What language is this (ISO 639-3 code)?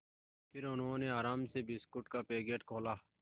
hin